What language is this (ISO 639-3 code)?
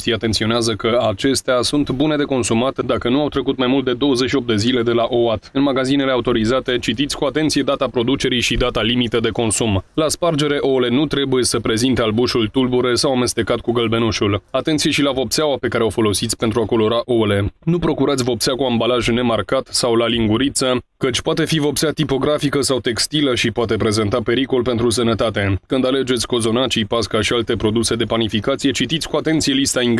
ron